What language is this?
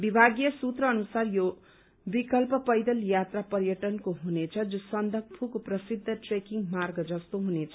Nepali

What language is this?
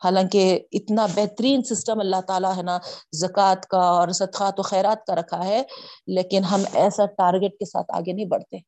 Urdu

